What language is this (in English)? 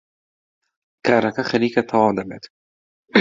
Central Kurdish